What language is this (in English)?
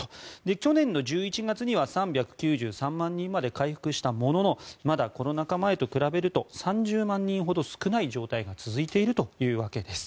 Japanese